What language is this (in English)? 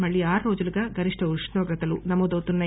Telugu